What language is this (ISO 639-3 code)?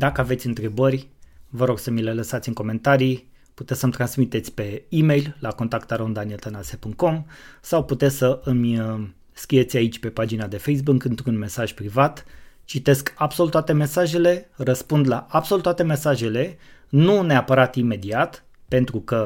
ron